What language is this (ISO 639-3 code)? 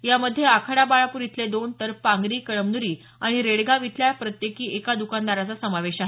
mar